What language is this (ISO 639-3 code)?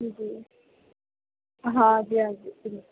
urd